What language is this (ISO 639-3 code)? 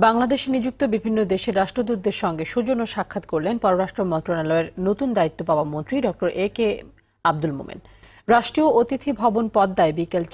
tur